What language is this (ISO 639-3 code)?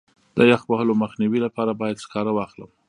pus